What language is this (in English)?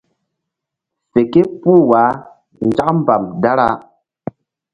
Mbum